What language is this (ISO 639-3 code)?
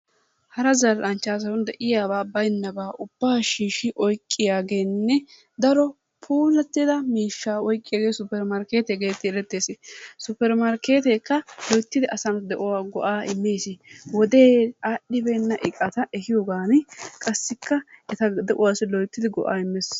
wal